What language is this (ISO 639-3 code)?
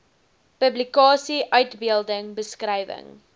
afr